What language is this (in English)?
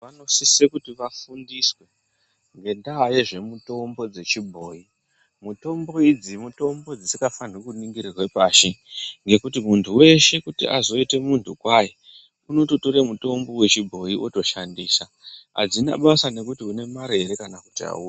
Ndau